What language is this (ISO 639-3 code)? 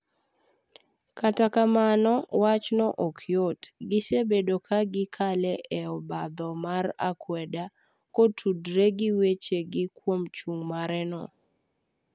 luo